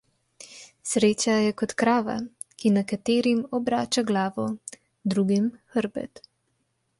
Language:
Slovenian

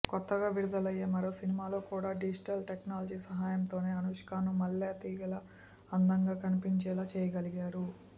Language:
Telugu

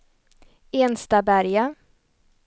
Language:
Swedish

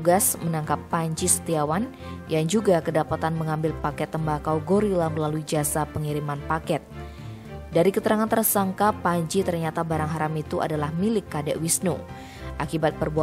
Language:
Indonesian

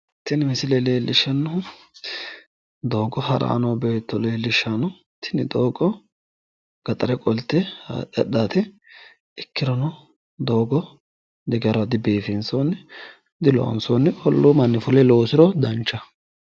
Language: Sidamo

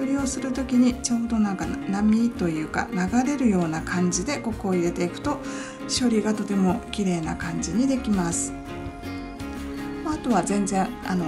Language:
Japanese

